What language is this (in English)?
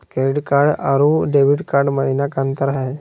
Magahi